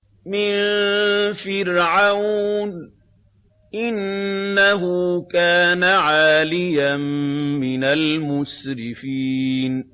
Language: Arabic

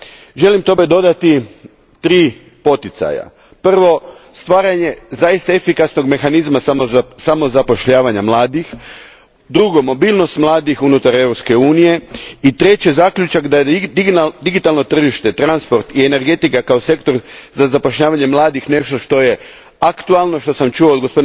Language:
Croatian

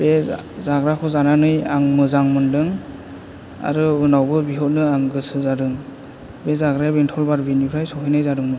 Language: Bodo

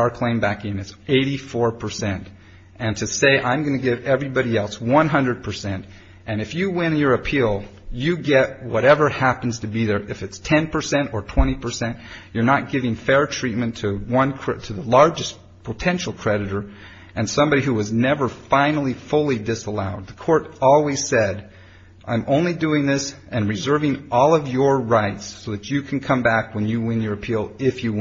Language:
English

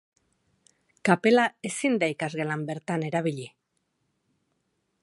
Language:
Basque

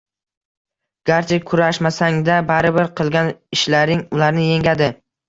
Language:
Uzbek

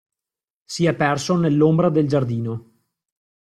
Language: Italian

